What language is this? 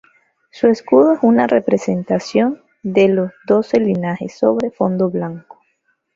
Spanish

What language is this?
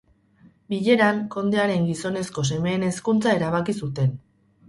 Basque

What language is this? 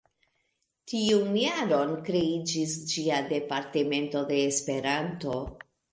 Esperanto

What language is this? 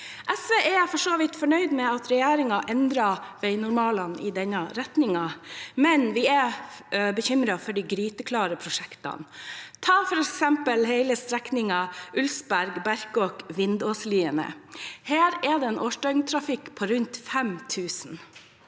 Norwegian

